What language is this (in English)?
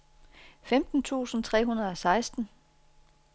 Danish